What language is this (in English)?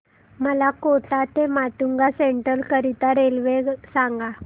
Marathi